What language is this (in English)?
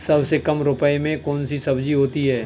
Hindi